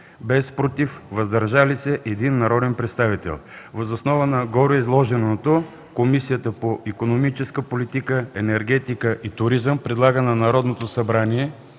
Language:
Bulgarian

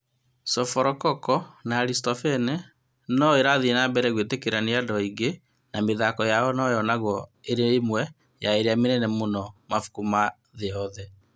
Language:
Kikuyu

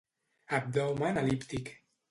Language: Catalan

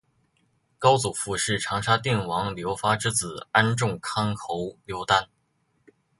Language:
Chinese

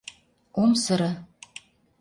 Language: Mari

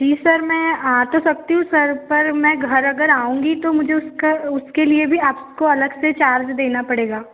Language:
Hindi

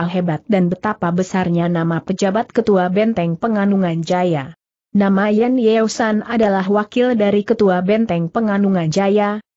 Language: Indonesian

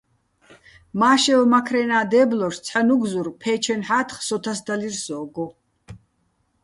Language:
Bats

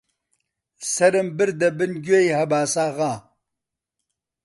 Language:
Central Kurdish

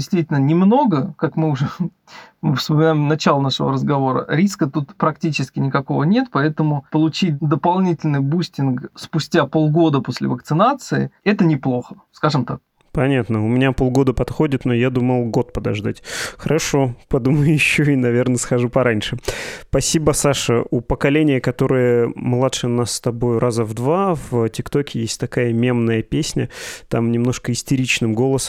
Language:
Russian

